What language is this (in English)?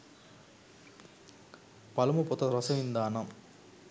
Sinhala